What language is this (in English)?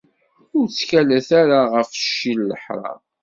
Kabyle